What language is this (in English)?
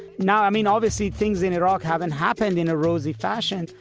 English